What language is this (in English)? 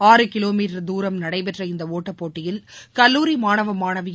Tamil